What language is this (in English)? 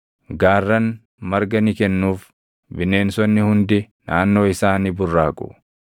Oromo